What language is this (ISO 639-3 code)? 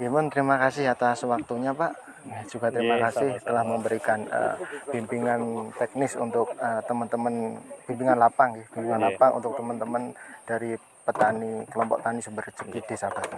ind